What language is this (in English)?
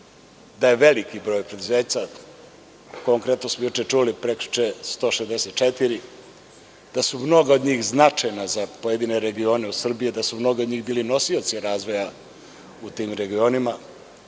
Serbian